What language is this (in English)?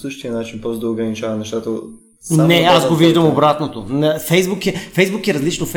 Bulgarian